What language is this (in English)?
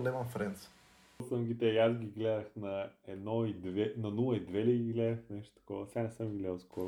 Bulgarian